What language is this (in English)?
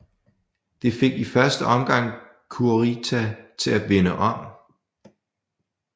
Danish